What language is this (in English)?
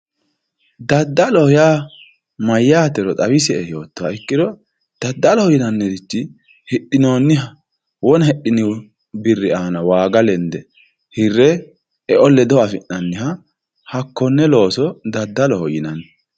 Sidamo